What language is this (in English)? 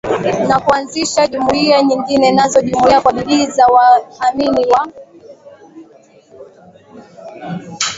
Swahili